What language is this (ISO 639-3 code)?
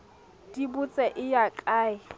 sot